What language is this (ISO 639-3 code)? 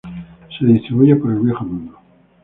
spa